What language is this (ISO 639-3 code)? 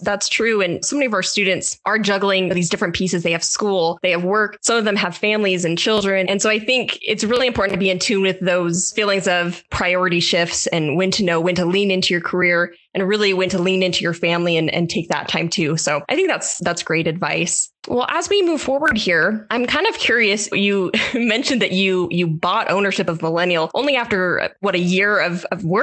eng